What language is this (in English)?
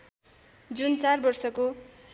Nepali